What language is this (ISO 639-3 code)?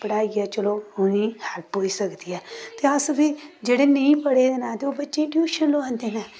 doi